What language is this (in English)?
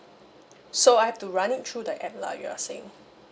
English